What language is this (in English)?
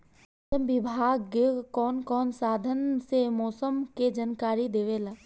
Bhojpuri